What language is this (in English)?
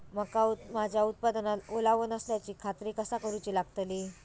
Marathi